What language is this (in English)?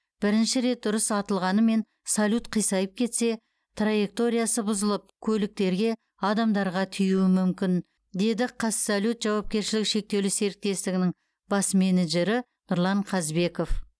Kazakh